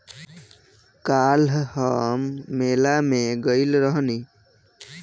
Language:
Bhojpuri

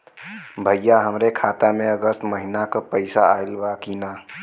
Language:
Bhojpuri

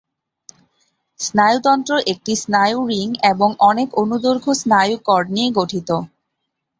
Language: Bangla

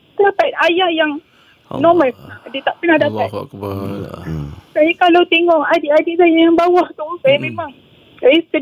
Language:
Malay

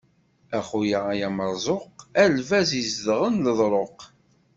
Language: Kabyle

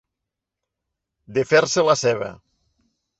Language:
Catalan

